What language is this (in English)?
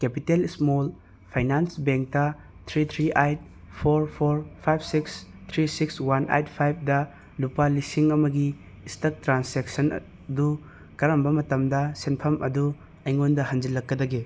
Manipuri